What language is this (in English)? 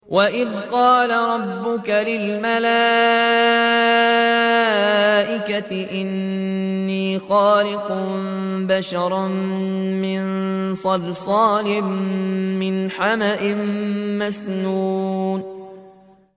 Arabic